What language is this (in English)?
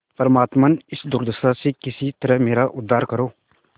Hindi